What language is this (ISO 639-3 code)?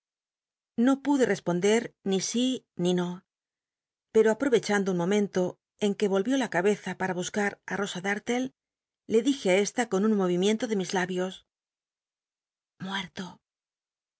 spa